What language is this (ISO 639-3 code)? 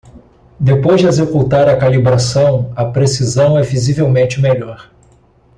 por